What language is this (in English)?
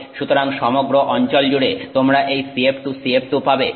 Bangla